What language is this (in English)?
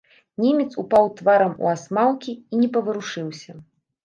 Belarusian